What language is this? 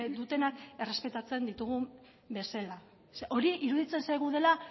Basque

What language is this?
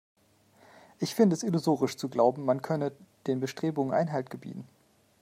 German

